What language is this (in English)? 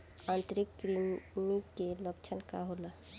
Bhojpuri